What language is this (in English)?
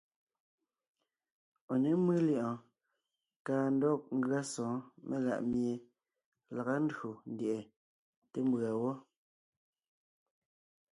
Ngiemboon